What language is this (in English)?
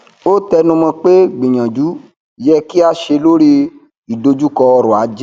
Yoruba